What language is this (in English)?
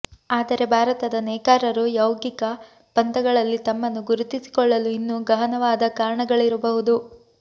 Kannada